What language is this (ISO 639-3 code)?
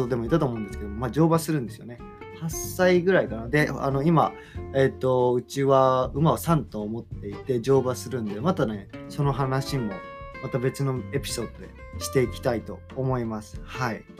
jpn